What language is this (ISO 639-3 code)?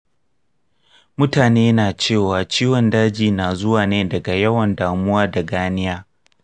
hau